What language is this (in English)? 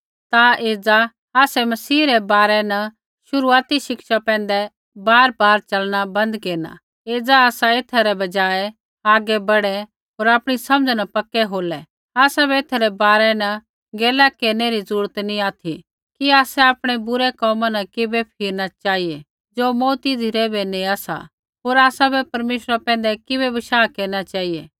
Kullu Pahari